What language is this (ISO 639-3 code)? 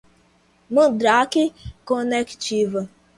por